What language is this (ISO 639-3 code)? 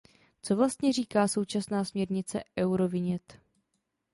ces